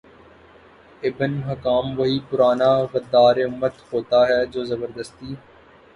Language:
Urdu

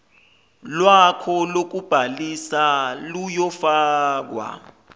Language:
Zulu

